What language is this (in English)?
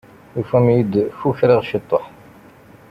Kabyle